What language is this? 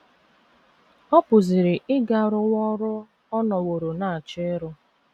Igbo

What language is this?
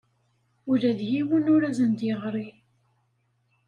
Kabyle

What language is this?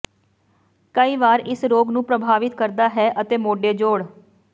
Punjabi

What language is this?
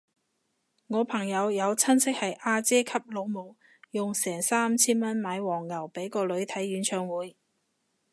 Cantonese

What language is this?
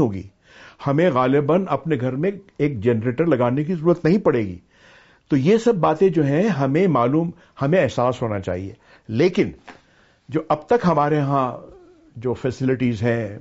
Urdu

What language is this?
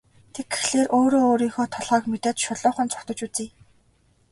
Mongolian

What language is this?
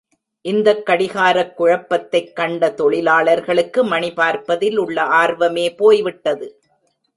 Tamil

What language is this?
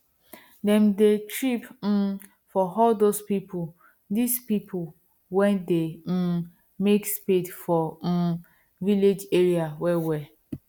Nigerian Pidgin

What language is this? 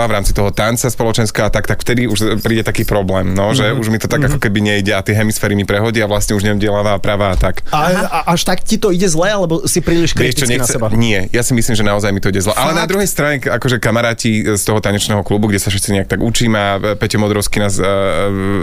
Slovak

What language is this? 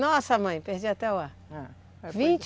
Portuguese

